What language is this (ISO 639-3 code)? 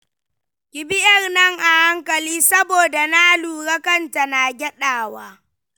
hau